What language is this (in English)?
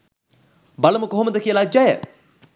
Sinhala